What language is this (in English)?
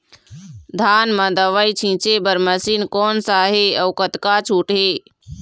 Chhattisgarhi